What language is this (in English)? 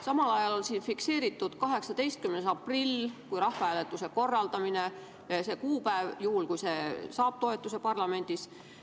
Estonian